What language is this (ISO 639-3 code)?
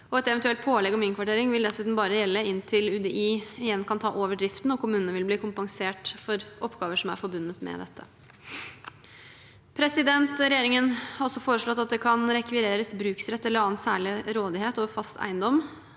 nor